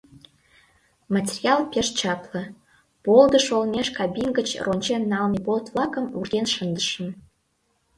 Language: Mari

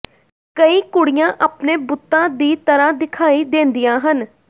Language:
Punjabi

